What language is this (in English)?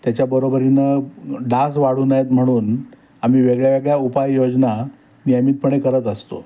Marathi